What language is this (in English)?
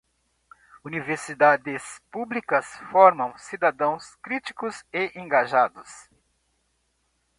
Portuguese